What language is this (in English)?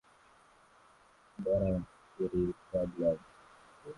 Swahili